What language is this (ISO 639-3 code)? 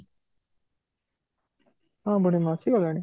ori